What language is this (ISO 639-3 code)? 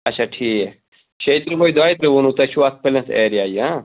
kas